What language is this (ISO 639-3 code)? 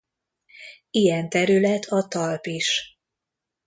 hun